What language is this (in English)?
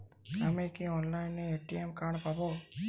Bangla